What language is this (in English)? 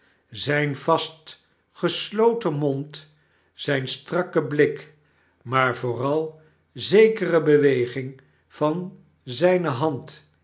Dutch